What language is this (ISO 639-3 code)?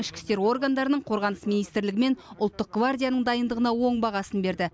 kaz